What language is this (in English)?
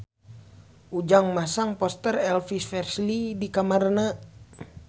Sundanese